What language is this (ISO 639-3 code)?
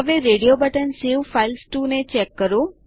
guj